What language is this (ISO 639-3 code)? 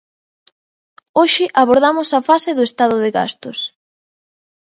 glg